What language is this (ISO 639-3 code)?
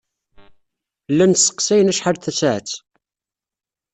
kab